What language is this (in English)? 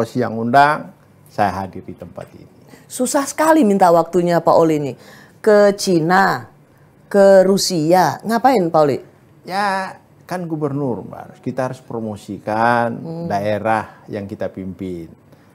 Indonesian